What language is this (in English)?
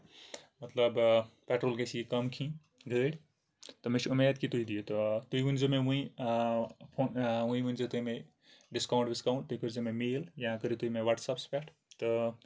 Kashmiri